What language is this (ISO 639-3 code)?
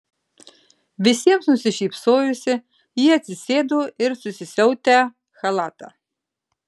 lit